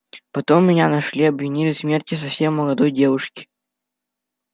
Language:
Russian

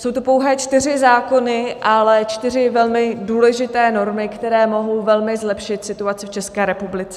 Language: Czech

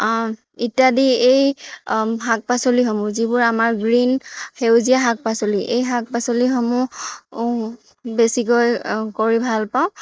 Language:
Assamese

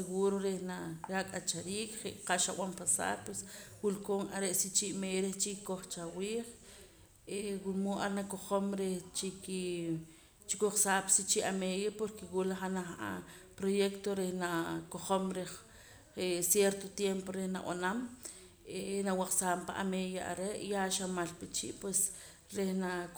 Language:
Poqomam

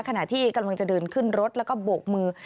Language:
Thai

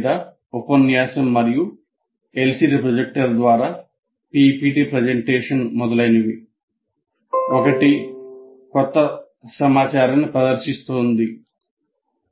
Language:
Telugu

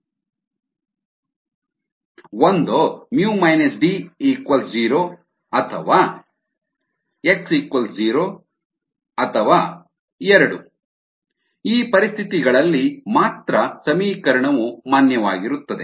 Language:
Kannada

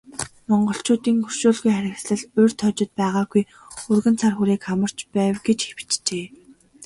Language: Mongolian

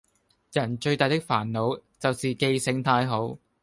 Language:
Cantonese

